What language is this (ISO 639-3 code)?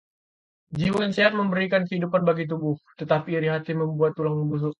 ind